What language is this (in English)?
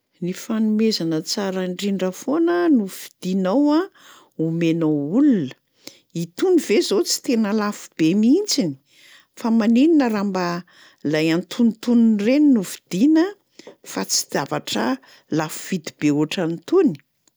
Malagasy